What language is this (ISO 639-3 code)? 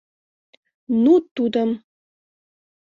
chm